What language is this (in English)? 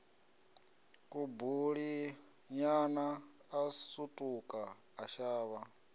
Venda